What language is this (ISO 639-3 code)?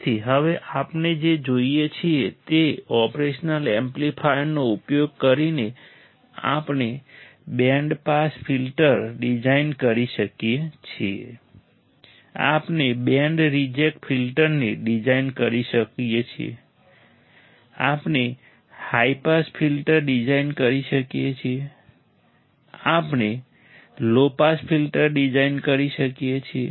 guj